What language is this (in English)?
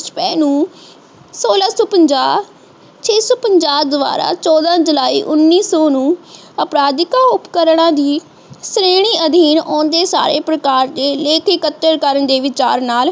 Punjabi